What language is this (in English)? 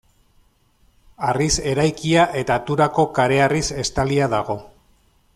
Basque